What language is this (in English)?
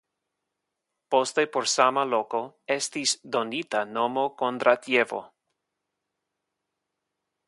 Esperanto